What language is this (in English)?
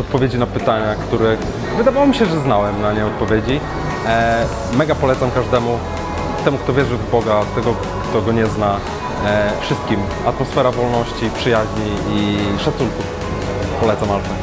Polish